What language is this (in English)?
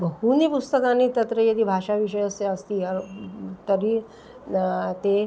Sanskrit